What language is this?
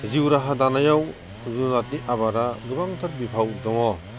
Bodo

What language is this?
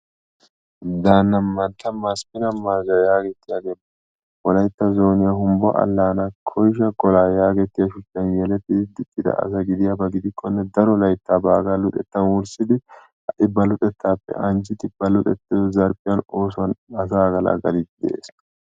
Wolaytta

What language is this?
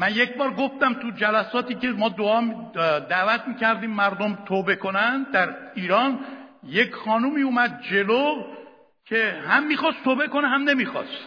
Persian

